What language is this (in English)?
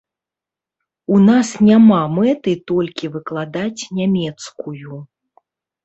Belarusian